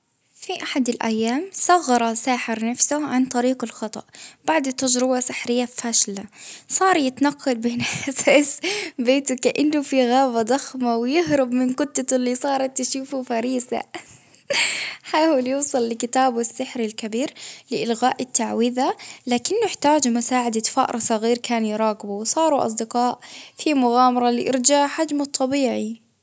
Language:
Baharna Arabic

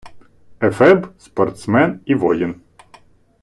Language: Ukrainian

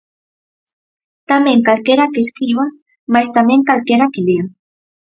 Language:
Galician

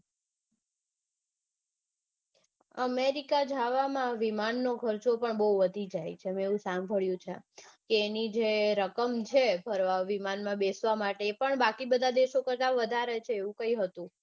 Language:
Gujarati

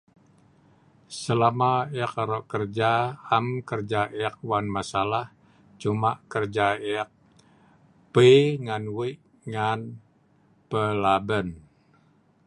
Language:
Sa'ban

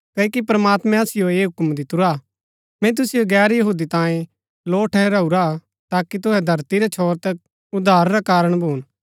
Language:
Gaddi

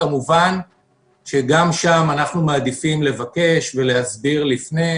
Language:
Hebrew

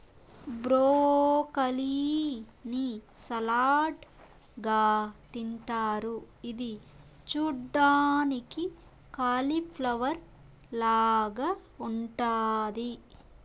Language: Telugu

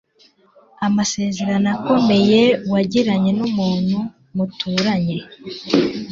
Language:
Kinyarwanda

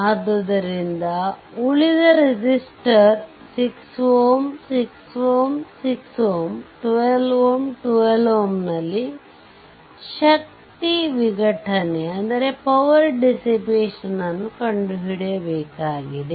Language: Kannada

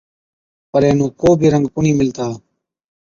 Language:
Od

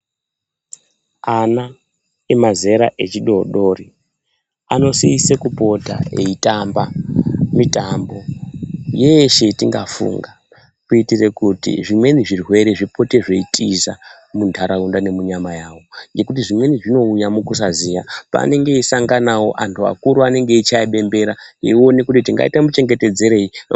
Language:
Ndau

